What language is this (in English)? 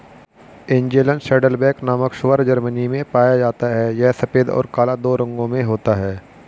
Hindi